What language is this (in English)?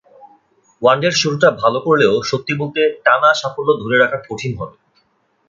Bangla